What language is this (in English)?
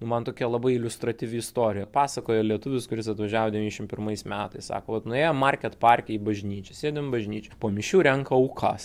Lithuanian